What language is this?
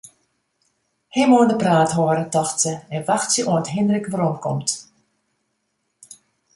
Western Frisian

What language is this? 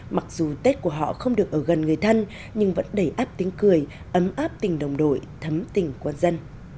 Vietnamese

